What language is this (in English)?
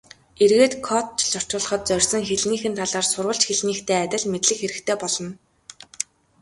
Mongolian